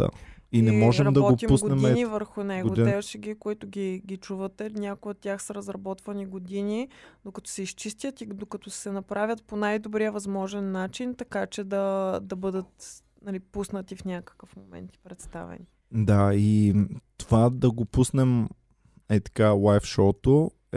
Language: Bulgarian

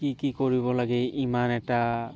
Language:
Assamese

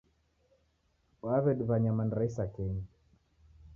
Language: Taita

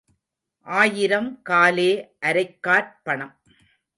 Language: Tamil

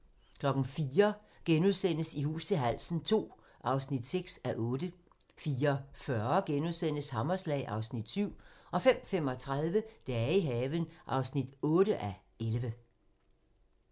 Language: Danish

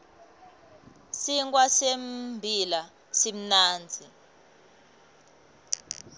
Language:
Swati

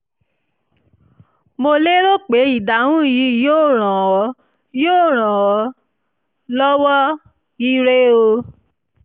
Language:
Yoruba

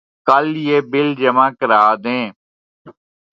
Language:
Urdu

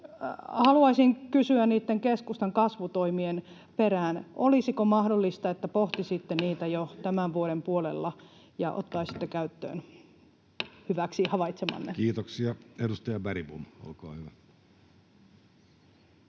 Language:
Finnish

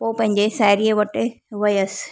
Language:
Sindhi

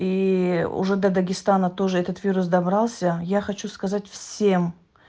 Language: Russian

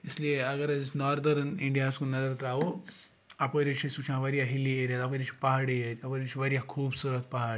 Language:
Kashmiri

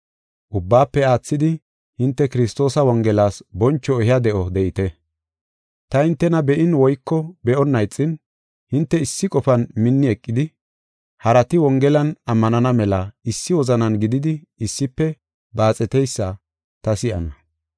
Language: Gofa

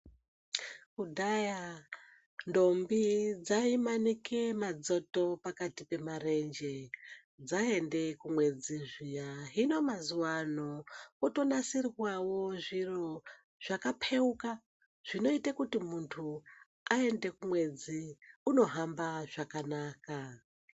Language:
Ndau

